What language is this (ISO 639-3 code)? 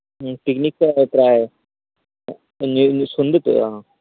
sat